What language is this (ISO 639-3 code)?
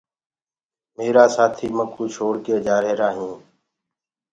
ggg